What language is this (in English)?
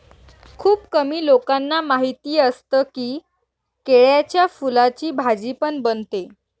Marathi